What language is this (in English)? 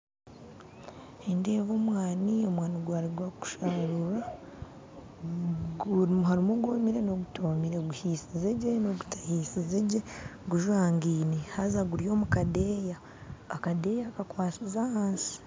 Nyankole